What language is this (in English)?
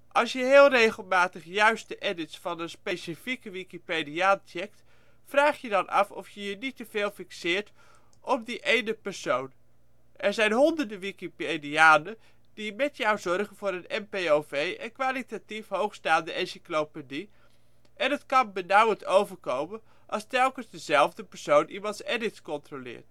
Dutch